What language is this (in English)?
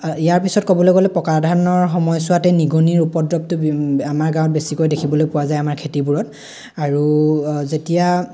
Assamese